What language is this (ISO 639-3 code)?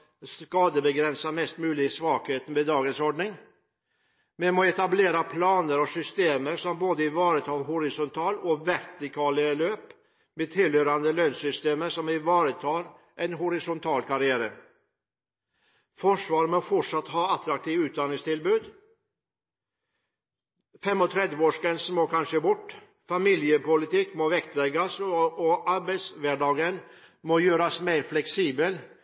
nob